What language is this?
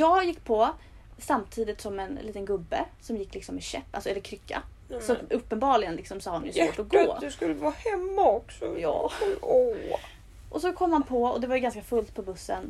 Swedish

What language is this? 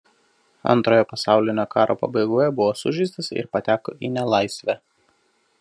Lithuanian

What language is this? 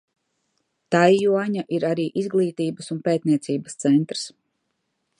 Latvian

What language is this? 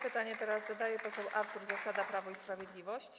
Polish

